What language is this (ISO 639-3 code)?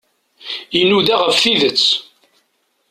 kab